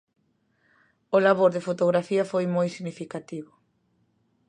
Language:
Galician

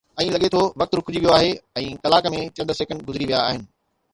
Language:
Sindhi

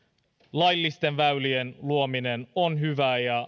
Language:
Finnish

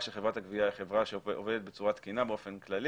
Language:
Hebrew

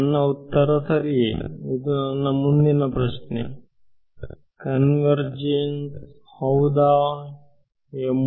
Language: Kannada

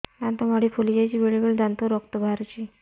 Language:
Odia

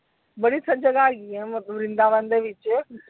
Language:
Punjabi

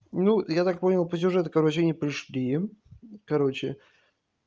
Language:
Russian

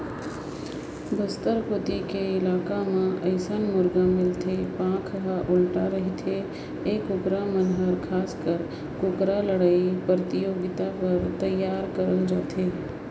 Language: Chhattisgarhi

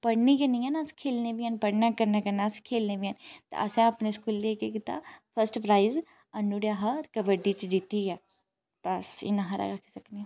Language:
Dogri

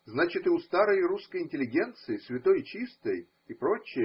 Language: Russian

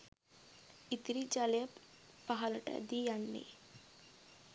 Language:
Sinhala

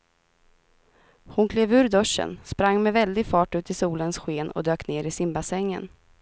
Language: Swedish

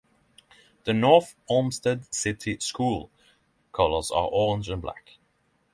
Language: English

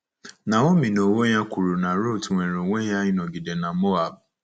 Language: Igbo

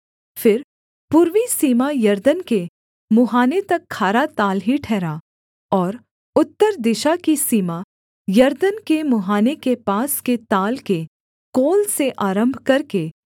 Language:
Hindi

